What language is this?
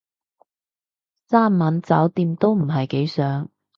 Cantonese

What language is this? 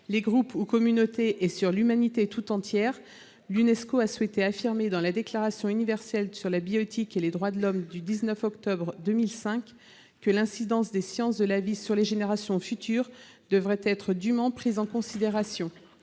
French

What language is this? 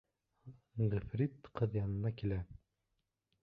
Bashkir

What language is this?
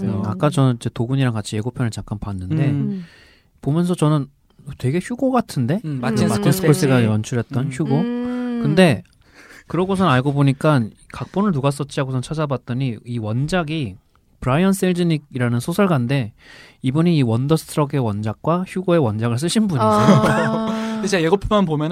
Korean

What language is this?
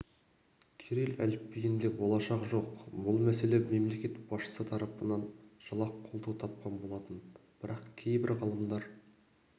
Kazakh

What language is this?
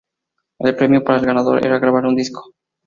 Spanish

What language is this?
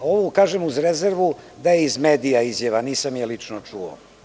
Serbian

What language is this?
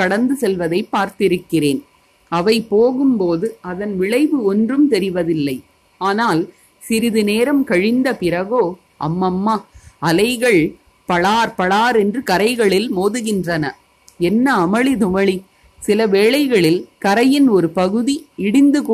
Tamil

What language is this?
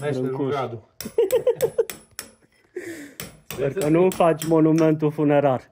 Romanian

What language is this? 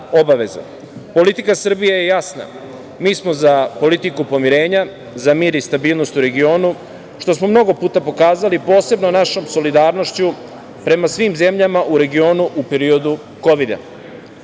Serbian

